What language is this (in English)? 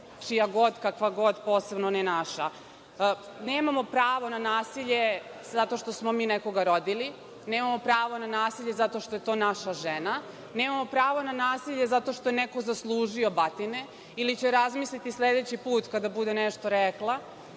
Serbian